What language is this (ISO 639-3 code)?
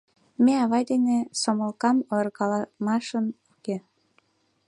chm